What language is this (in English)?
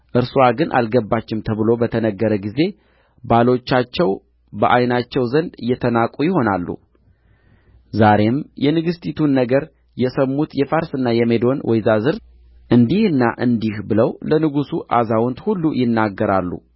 Amharic